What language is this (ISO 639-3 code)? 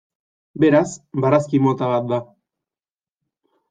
eus